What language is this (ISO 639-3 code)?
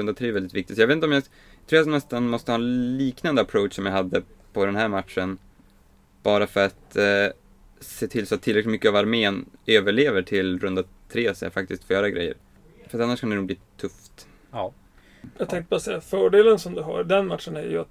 swe